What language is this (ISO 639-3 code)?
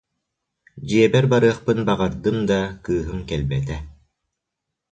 sah